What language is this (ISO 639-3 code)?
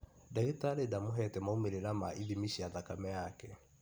kik